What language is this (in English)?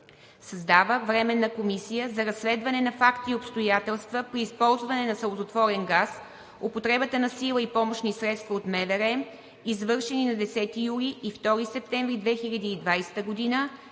Bulgarian